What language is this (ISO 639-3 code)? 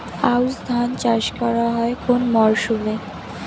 ben